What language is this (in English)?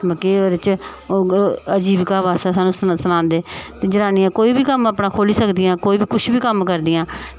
Dogri